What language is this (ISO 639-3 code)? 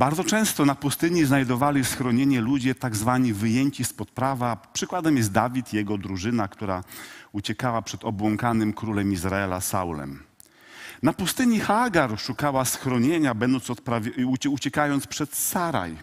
pol